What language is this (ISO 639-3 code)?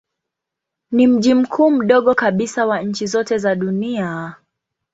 swa